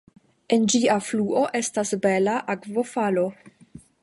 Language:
Esperanto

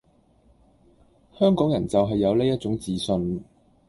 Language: Cantonese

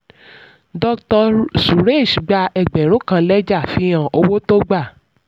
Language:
Yoruba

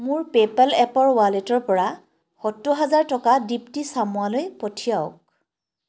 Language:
Assamese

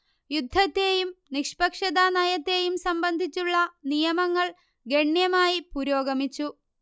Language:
Malayalam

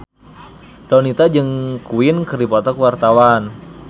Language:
Sundanese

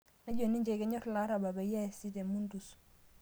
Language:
Masai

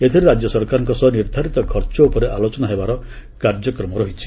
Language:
Odia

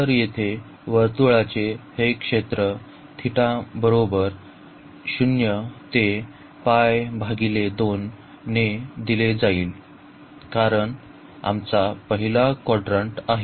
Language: Marathi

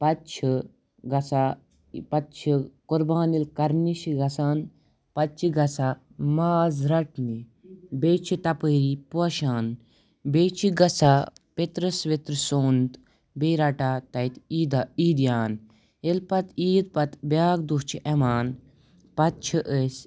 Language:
Kashmiri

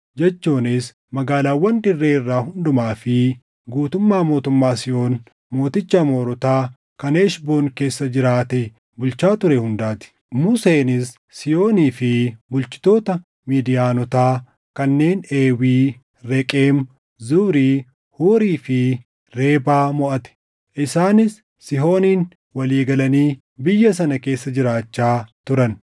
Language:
Oromo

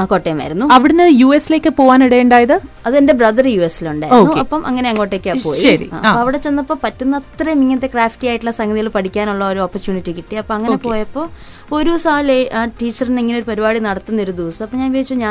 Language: Malayalam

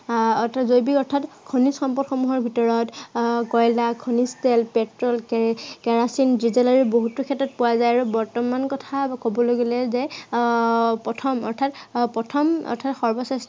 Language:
Assamese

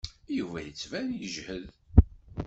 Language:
Kabyle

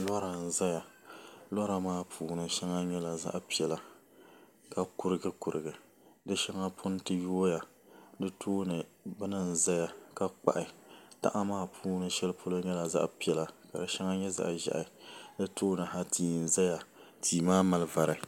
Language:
Dagbani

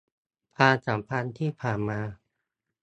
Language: Thai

